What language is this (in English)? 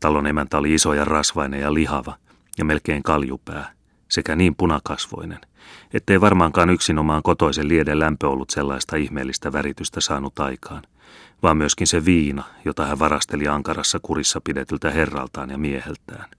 Finnish